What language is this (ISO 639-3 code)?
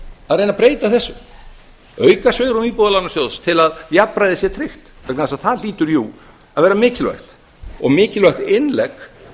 isl